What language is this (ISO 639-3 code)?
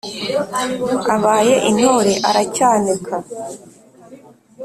kin